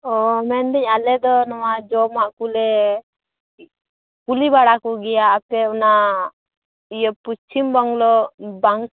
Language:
Santali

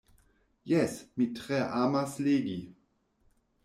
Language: Esperanto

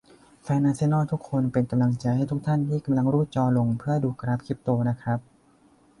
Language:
Thai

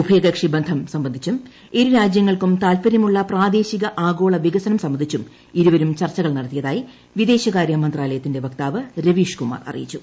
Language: Malayalam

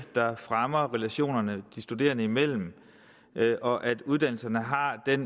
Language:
Danish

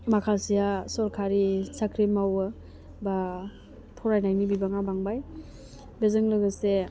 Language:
Bodo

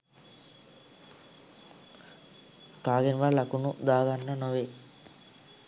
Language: Sinhala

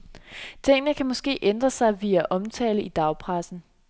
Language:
Danish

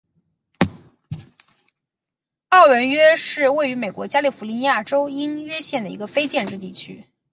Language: Chinese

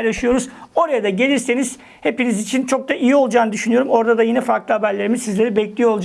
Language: Turkish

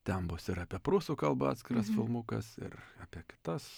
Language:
Lithuanian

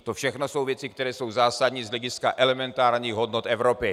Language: Czech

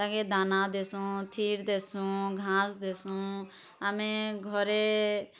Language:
Odia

